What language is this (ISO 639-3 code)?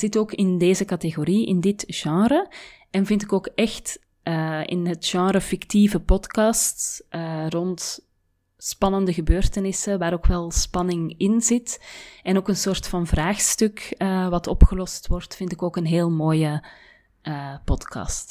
nld